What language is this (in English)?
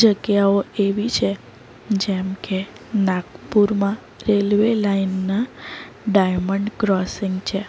Gujarati